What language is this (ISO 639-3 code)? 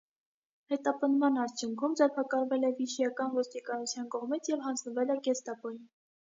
hye